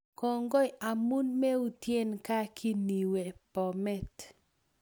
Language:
Kalenjin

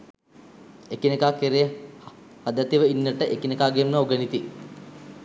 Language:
Sinhala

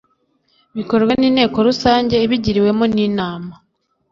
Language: Kinyarwanda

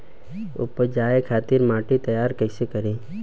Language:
Bhojpuri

